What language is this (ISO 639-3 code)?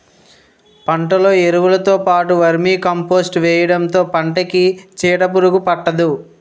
tel